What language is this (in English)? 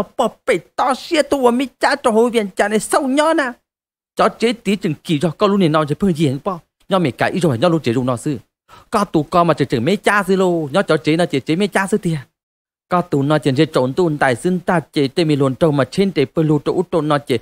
Thai